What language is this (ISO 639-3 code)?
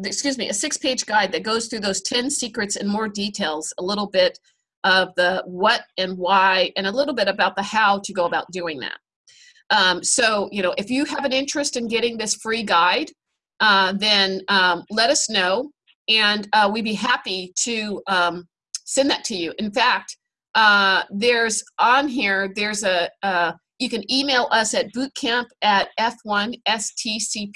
eng